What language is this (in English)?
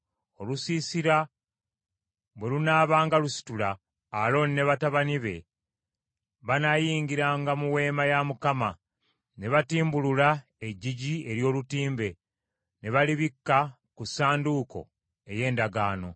Ganda